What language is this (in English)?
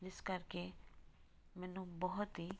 Punjabi